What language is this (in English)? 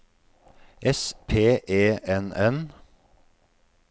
Norwegian